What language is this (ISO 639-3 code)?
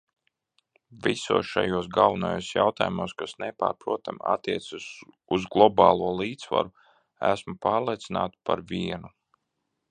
lav